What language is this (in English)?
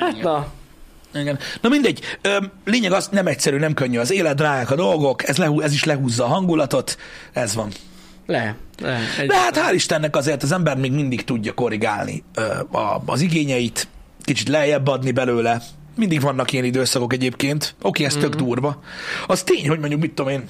Hungarian